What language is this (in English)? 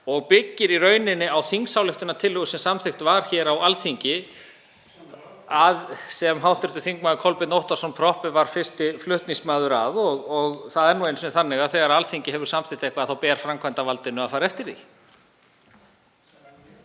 Icelandic